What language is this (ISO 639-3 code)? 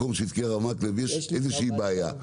heb